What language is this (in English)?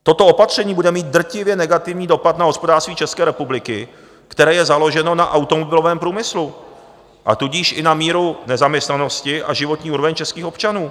Czech